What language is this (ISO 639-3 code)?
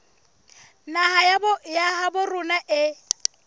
sot